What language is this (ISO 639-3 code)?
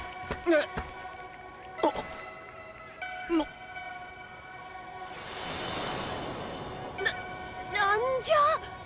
jpn